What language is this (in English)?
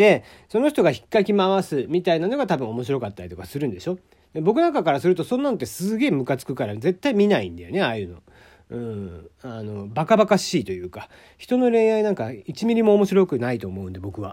Japanese